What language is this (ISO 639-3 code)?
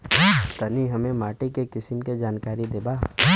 bho